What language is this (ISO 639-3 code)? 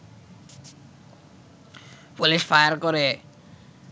ben